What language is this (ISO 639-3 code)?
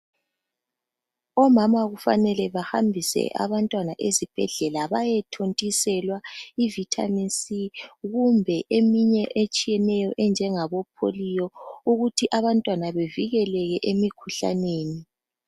nde